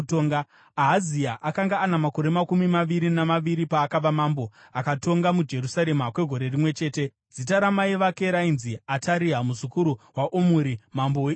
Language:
Shona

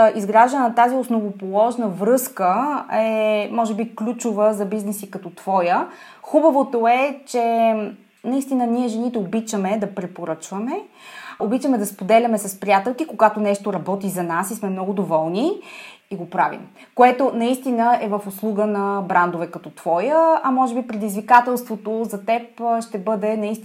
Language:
Bulgarian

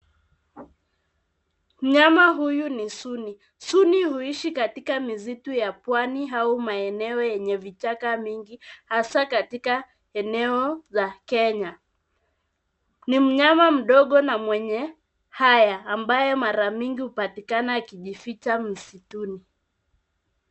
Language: Swahili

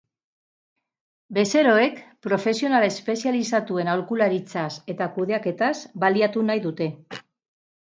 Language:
Basque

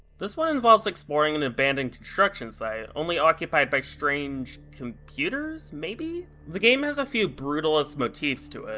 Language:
English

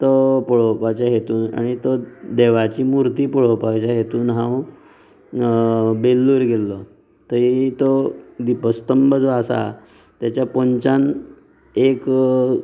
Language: Konkani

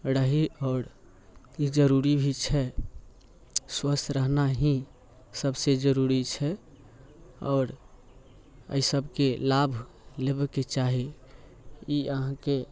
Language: Maithili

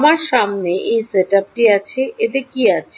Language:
Bangla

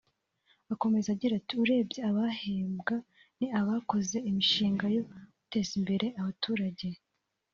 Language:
Kinyarwanda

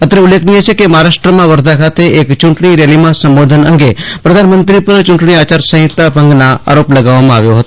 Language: Gujarati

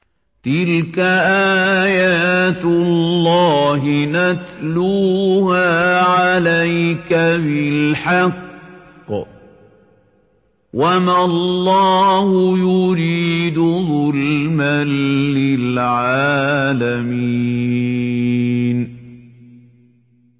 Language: Arabic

